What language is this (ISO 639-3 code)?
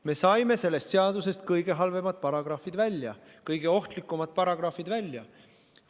est